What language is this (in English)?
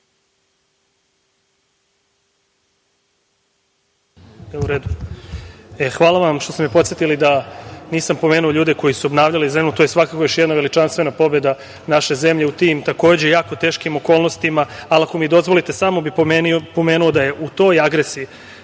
Serbian